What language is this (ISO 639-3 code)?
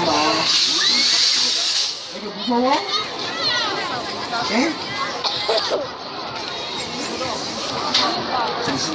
kor